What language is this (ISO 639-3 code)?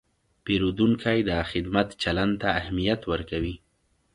pus